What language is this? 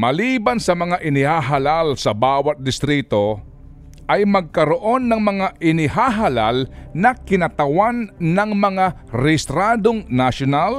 Filipino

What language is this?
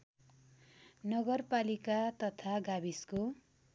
Nepali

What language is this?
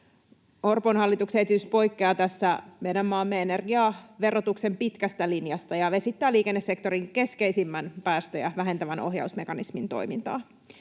Finnish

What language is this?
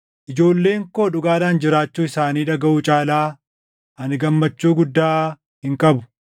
Oromo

